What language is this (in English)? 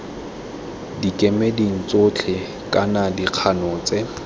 Tswana